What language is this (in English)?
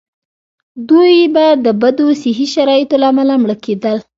Pashto